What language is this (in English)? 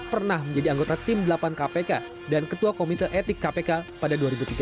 Indonesian